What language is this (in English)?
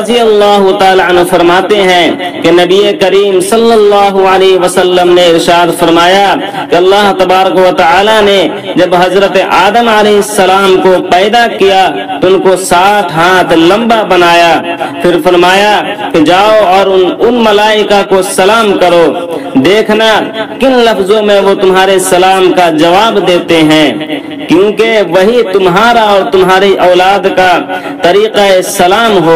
Hindi